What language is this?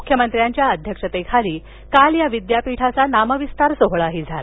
Marathi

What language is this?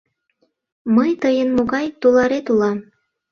Mari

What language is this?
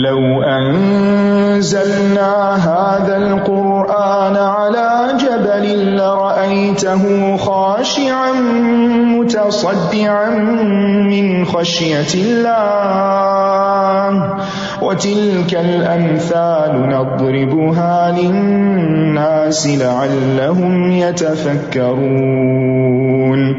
Urdu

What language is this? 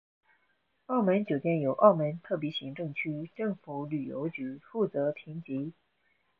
Chinese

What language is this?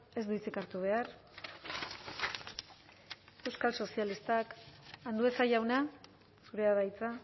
Basque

